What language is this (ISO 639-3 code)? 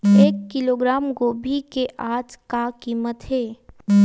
hne